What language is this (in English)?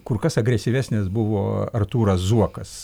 Lithuanian